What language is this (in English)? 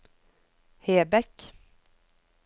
Norwegian